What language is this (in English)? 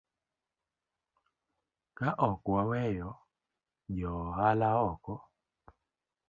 Luo (Kenya and Tanzania)